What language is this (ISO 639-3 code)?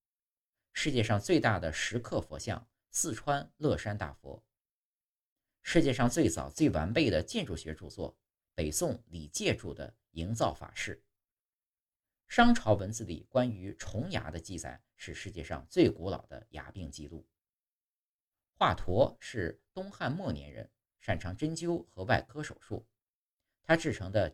zho